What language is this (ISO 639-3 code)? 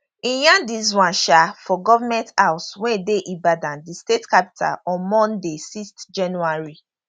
pcm